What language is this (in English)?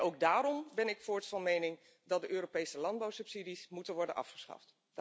Dutch